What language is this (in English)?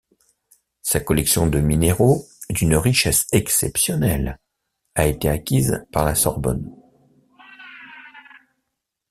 French